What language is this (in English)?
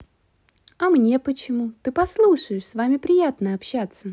Russian